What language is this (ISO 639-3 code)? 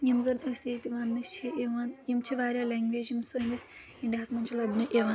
kas